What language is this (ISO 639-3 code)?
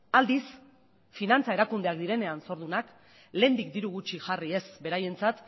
eus